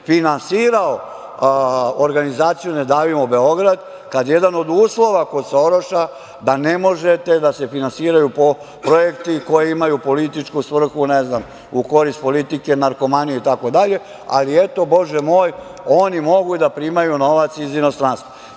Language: Serbian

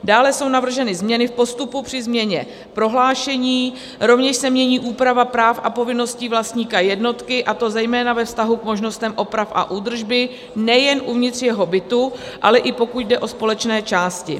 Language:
Czech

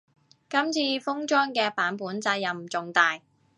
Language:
Cantonese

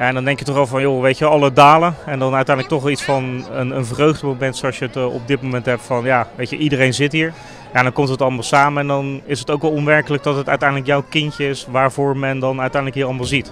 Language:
Dutch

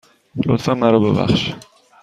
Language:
Persian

